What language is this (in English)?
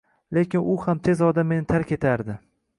Uzbek